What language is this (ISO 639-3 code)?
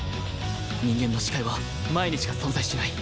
jpn